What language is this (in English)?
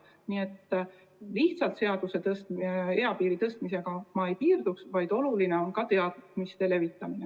Estonian